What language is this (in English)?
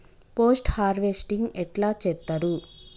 Telugu